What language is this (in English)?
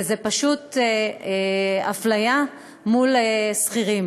Hebrew